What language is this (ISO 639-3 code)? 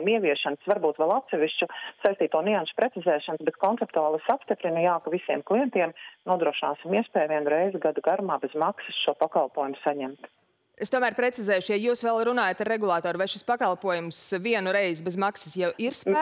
lav